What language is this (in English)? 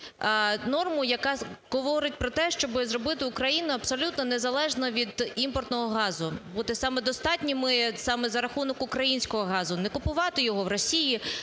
Ukrainian